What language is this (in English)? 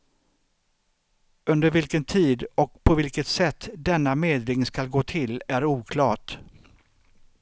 Swedish